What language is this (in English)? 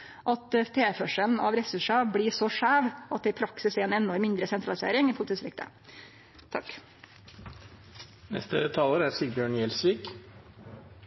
Norwegian